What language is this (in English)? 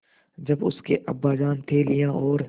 Hindi